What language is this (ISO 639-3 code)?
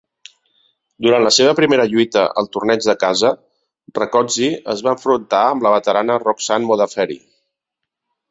cat